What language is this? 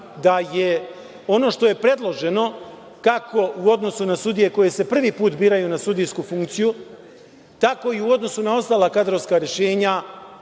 Serbian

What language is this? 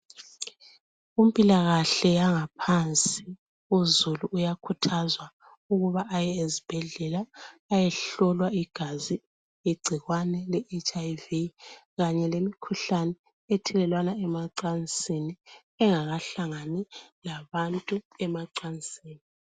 North Ndebele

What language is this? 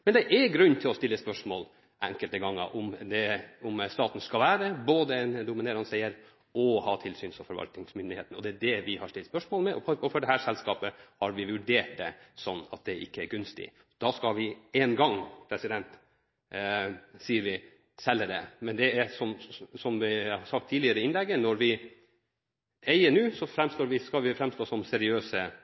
Norwegian Bokmål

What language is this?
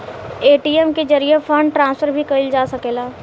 Bhojpuri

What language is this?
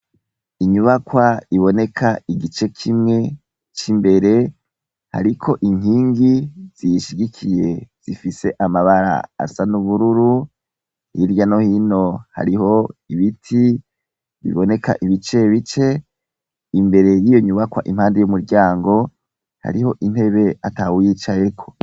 Rundi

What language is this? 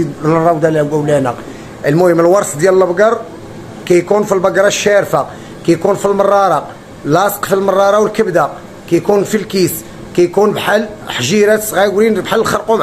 Arabic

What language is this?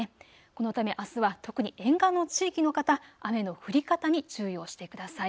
Japanese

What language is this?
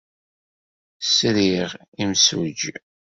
Kabyle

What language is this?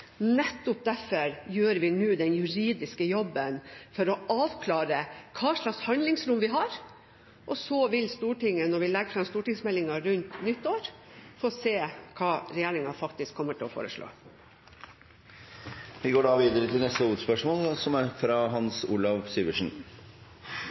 Norwegian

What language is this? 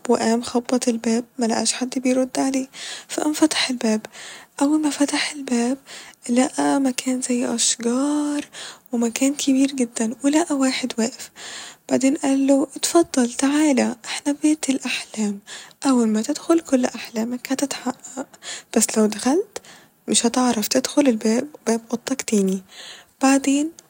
Egyptian Arabic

